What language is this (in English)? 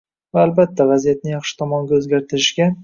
Uzbek